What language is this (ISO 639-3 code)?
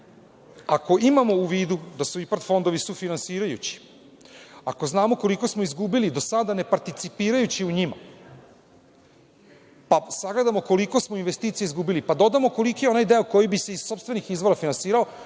srp